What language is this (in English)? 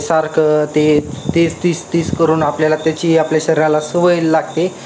Marathi